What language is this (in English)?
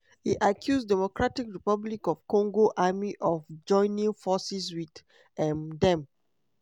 Nigerian Pidgin